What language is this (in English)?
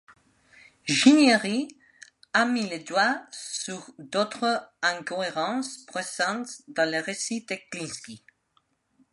French